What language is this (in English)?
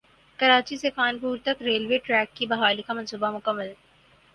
Urdu